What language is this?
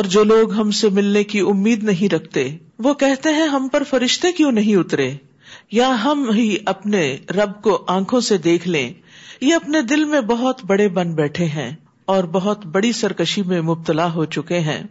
Urdu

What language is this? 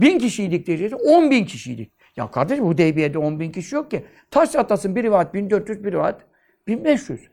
Turkish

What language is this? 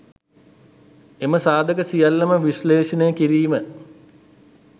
Sinhala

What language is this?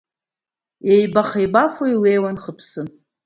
Abkhazian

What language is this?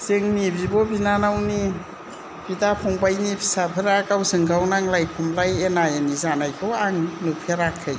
Bodo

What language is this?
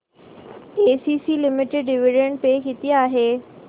Marathi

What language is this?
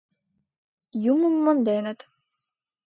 Mari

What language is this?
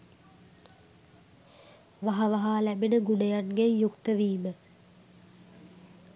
Sinhala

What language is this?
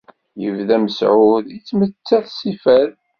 Kabyle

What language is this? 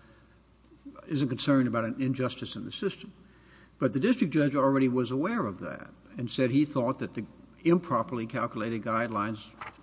English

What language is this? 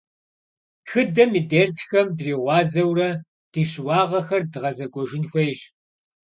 Kabardian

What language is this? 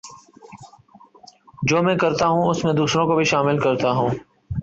Urdu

